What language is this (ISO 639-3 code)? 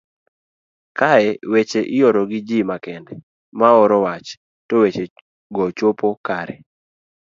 luo